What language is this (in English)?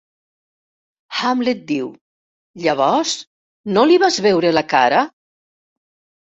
Catalan